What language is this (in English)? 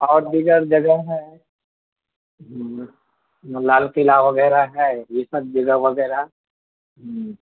Urdu